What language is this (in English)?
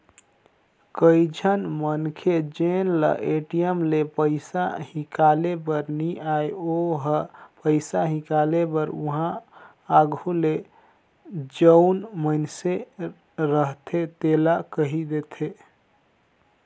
Chhattisgarhi